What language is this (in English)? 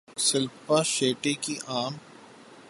Urdu